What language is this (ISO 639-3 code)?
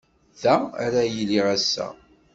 kab